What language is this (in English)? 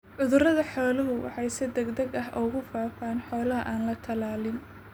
Somali